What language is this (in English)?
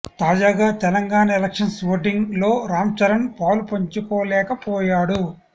Telugu